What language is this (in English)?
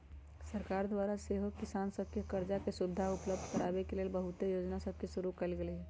Magahi